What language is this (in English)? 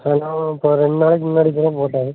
Tamil